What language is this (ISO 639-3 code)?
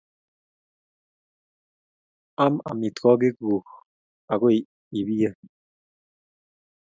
kln